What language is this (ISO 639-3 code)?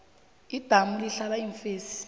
nbl